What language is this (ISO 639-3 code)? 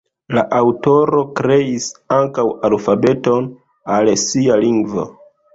epo